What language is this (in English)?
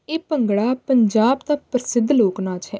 Punjabi